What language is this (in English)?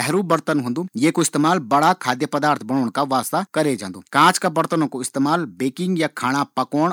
Garhwali